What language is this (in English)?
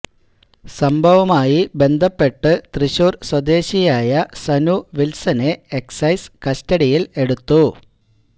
Malayalam